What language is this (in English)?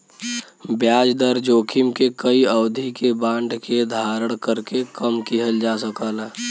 Bhojpuri